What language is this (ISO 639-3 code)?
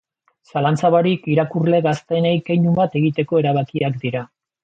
eus